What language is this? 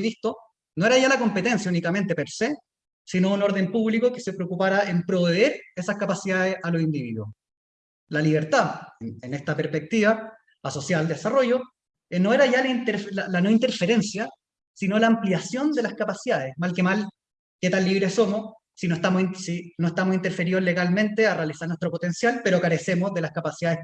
Spanish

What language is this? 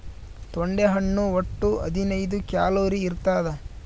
Kannada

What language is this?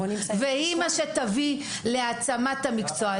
Hebrew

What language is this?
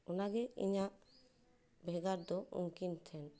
Santali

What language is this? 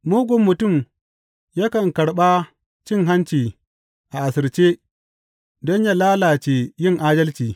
Hausa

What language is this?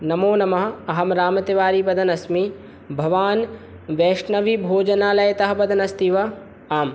Sanskrit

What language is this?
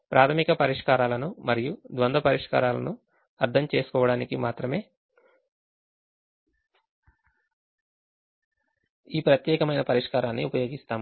Telugu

